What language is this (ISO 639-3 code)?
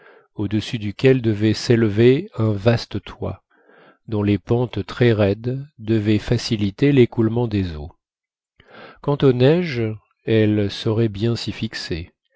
fra